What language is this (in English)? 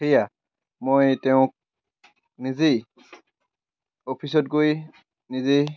Assamese